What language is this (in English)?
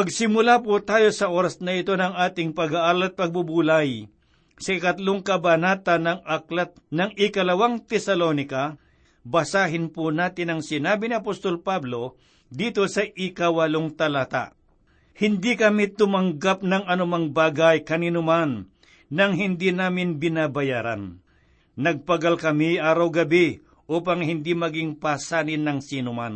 Filipino